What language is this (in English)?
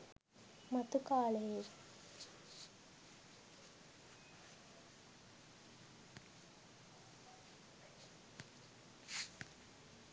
Sinhala